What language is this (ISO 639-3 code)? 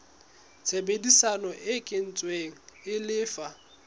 sot